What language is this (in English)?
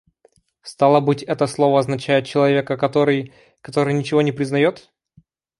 Russian